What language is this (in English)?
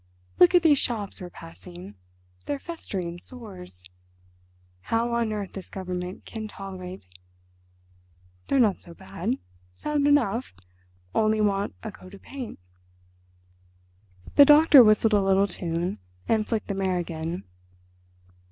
English